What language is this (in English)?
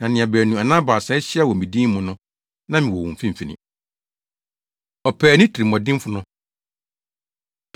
Akan